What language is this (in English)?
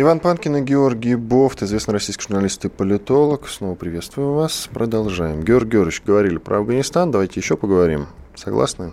Russian